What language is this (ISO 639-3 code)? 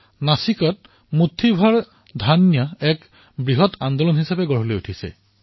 asm